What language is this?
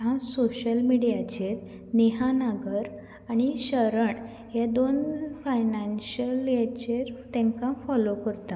Konkani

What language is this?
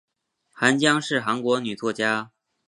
Chinese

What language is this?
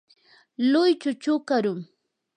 Yanahuanca Pasco Quechua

